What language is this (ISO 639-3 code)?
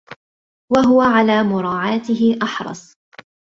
ara